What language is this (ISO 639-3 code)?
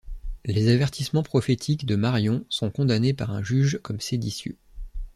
fra